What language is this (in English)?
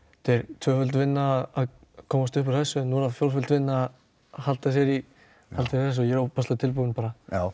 Icelandic